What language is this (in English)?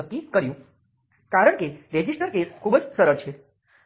Gujarati